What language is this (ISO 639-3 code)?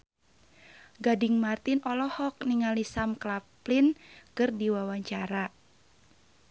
sun